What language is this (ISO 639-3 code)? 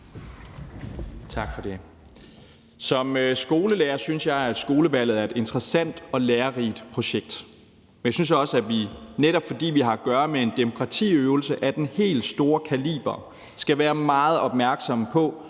dan